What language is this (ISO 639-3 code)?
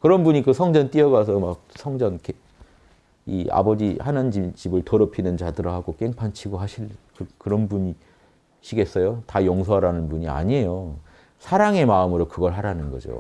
kor